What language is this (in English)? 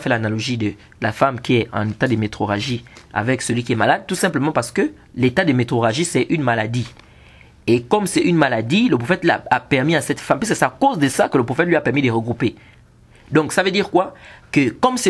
French